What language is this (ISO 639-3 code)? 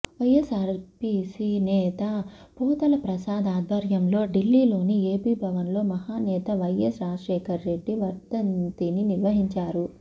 tel